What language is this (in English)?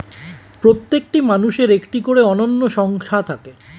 Bangla